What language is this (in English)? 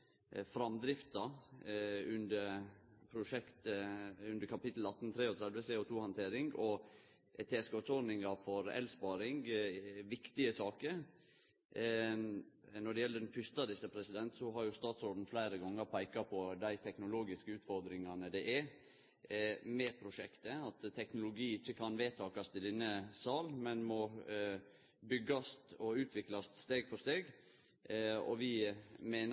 Norwegian Nynorsk